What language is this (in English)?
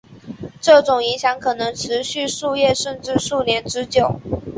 Chinese